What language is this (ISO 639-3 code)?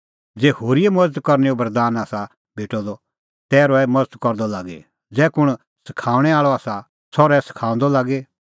kfx